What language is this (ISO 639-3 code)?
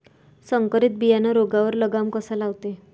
mar